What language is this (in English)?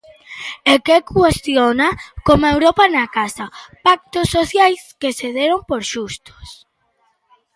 Galician